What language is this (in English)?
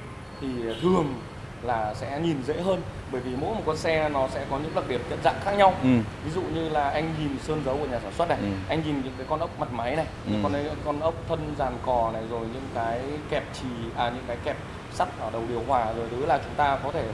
Vietnamese